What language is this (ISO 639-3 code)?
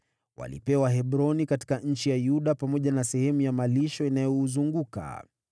swa